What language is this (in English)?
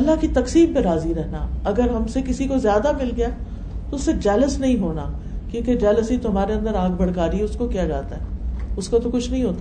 Urdu